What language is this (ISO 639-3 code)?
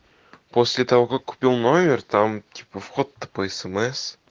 rus